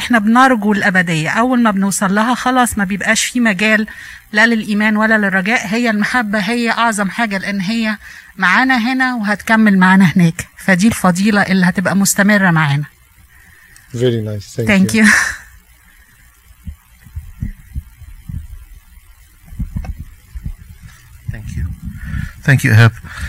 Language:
Arabic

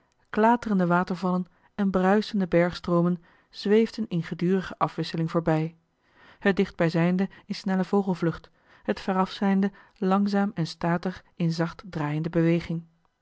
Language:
Dutch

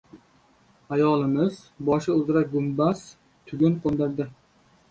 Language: Uzbek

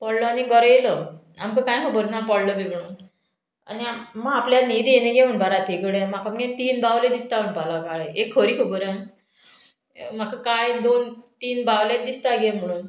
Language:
Konkani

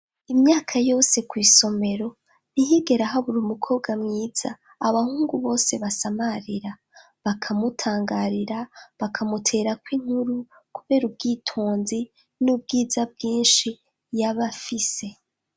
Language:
Rundi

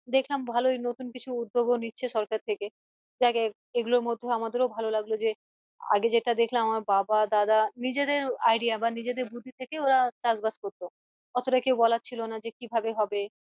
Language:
Bangla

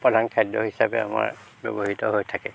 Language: Assamese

